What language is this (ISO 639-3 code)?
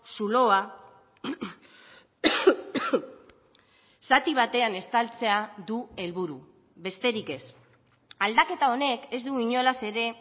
eus